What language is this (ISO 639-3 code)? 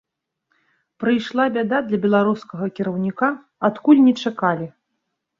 bel